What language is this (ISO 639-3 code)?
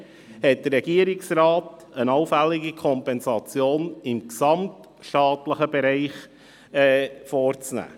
gsw